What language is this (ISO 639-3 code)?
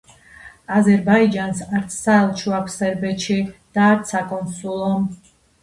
kat